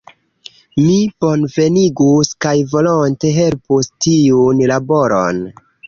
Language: Esperanto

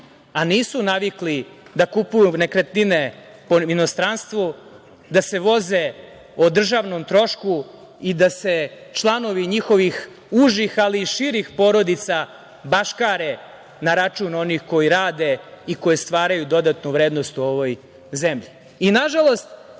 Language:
Serbian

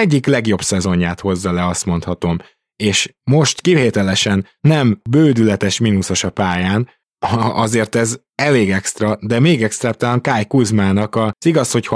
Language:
Hungarian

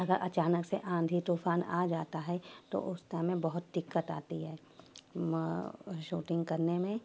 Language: Urdu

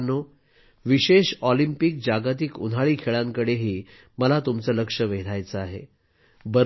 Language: Marathi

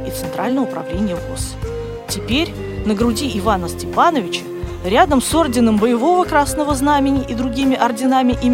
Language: Russian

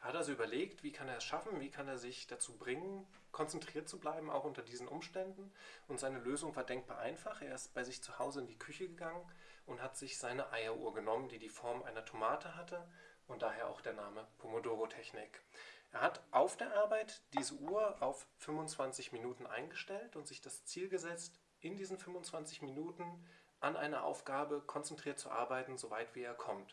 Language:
German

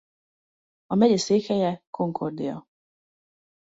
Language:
Hungarian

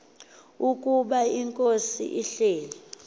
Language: Xhosa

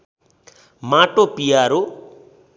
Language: Nepali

